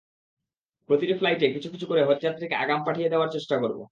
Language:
Bangla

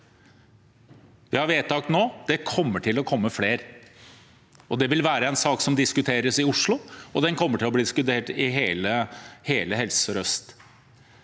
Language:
Norwegian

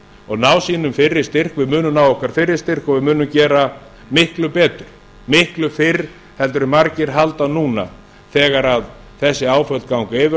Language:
Icelandic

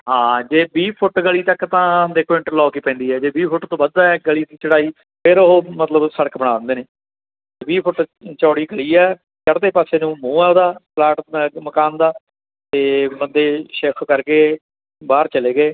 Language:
Punjabi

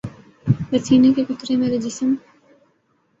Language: Urdu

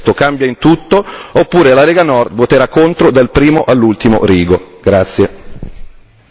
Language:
Italian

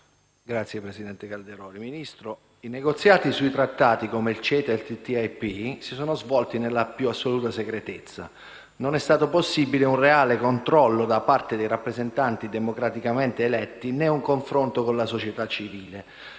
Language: Italian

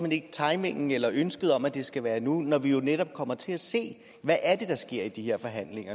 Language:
Danish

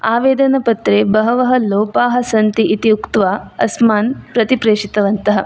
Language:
Sanskrit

